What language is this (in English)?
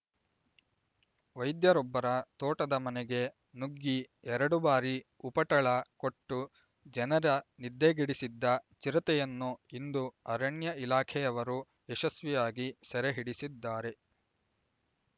Kannada